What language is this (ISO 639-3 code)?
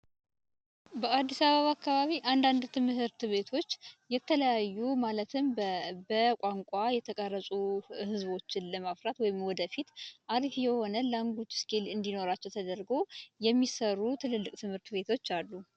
amh